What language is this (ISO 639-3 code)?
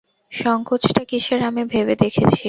ben